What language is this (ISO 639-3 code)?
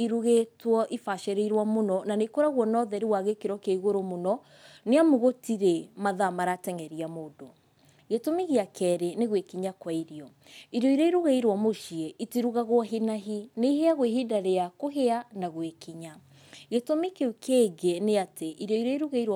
kik